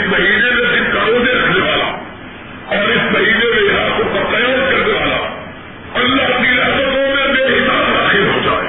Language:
Urdu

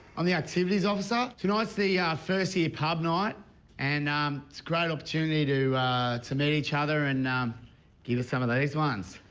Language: English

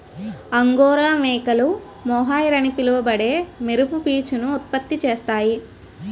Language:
Telugu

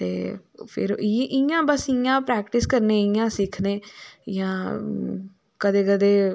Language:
Dogri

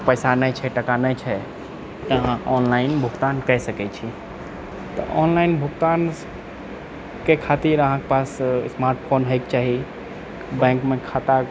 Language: Maithili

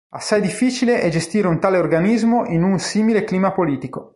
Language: Italian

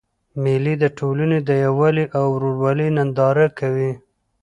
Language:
Pashto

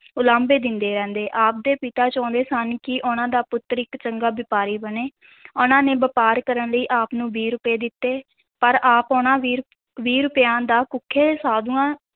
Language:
Punjabi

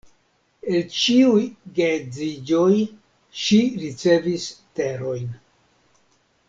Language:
Esperanto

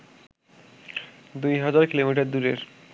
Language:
Bangla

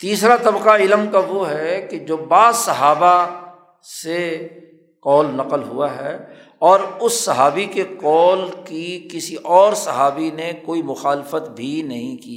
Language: Urdu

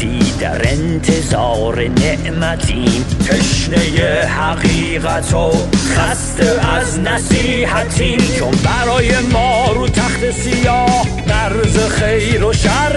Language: Persian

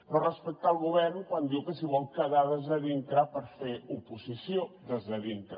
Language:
Catalan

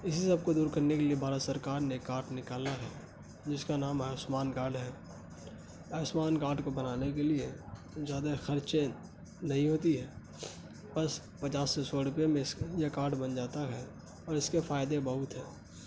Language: Urdu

